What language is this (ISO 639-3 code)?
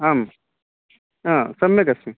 san